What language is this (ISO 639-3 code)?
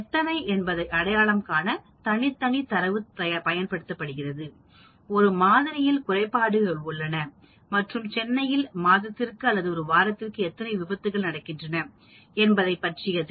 tam